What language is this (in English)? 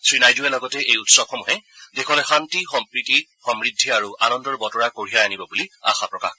Assamese